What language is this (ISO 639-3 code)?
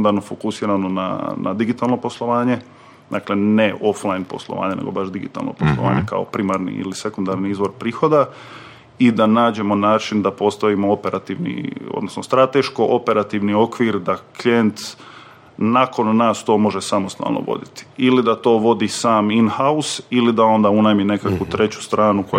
hrv